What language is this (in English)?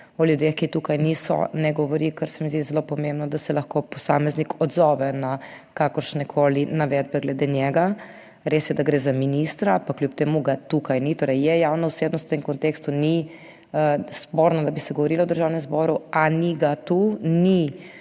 Slovenian